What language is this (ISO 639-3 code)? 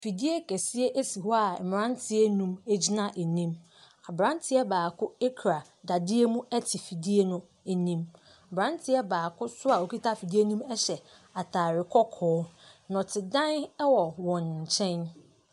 aka